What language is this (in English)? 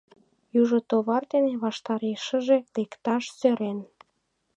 Mari